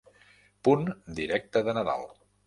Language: Catalan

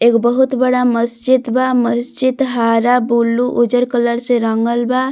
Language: Bhojpuri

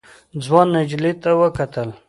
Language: Pashto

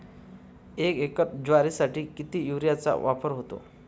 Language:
Marathi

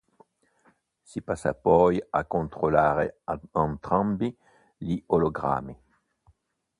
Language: Italian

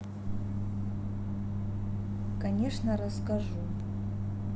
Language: Russian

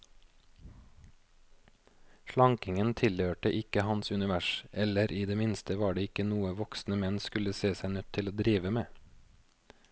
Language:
Norwegian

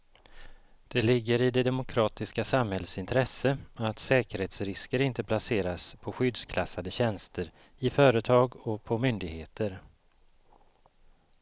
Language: Swedish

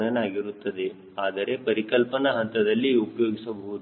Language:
Kannada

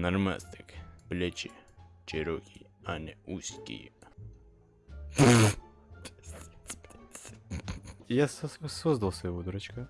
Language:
Russian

